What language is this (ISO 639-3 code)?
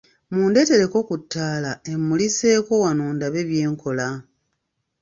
lug